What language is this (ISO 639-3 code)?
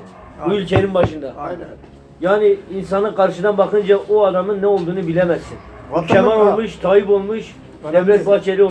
tur